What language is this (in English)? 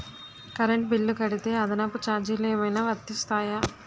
Telugu